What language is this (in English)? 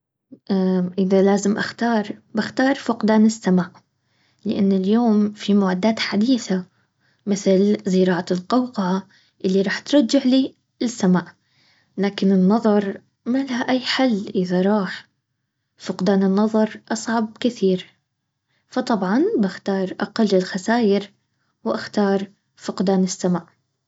Baharna Arabic